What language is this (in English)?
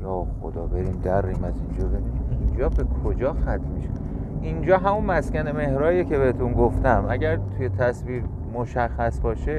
Persian